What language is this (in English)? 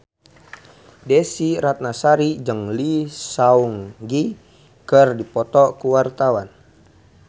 Sundanese